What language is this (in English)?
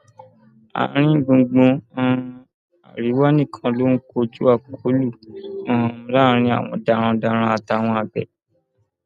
Yoruba